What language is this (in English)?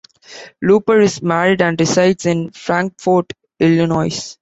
English